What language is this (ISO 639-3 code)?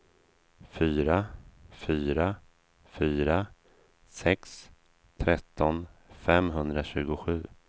swe